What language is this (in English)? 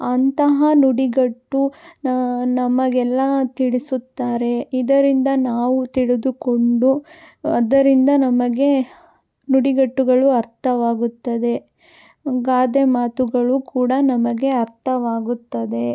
Kannada